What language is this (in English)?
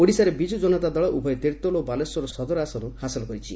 Odia